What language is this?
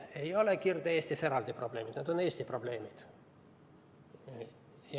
Estonian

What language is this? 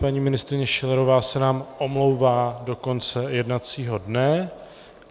Czech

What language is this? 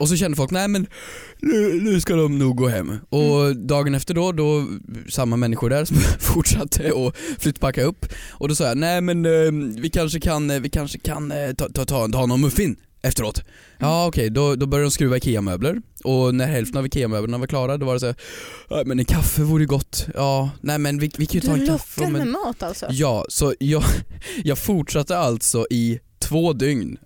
Swedish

